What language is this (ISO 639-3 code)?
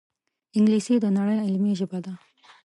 pus